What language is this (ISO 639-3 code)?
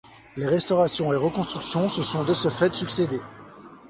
fra